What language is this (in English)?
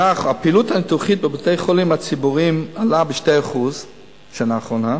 Hebrew